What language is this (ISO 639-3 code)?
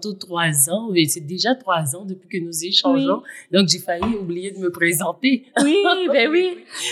fra